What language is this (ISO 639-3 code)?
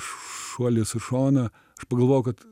lit